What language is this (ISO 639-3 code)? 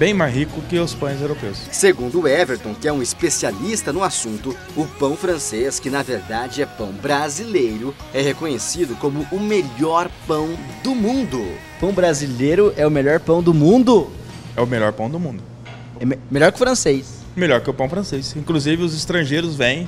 por